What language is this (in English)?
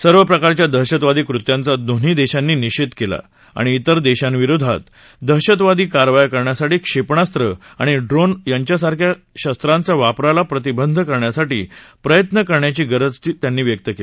Marathi